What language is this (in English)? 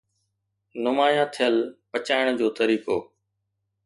Sindhi